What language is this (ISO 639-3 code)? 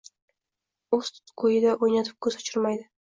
uzb